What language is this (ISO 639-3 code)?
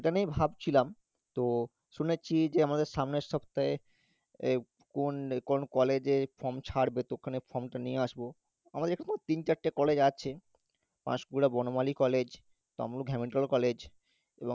ben